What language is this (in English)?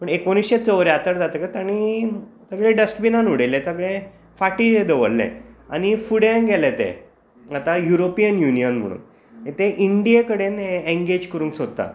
Konkani